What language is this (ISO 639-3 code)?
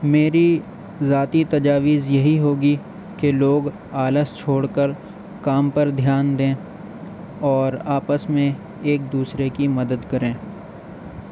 urd